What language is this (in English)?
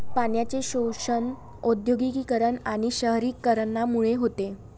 Marathi